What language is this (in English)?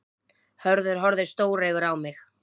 Icelandic